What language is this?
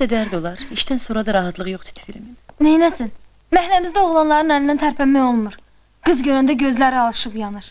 Turkish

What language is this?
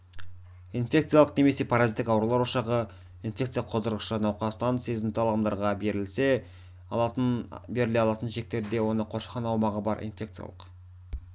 Kazakh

